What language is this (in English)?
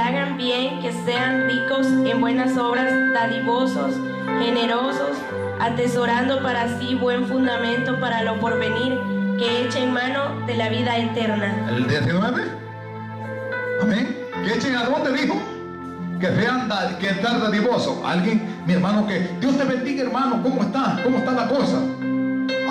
Spanish